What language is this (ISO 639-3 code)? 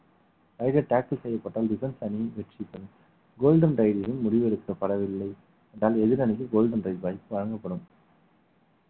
tam